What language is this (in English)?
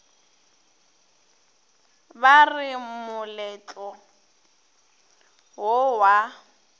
Northern Sotho